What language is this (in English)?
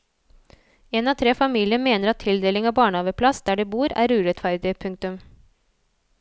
Norwegian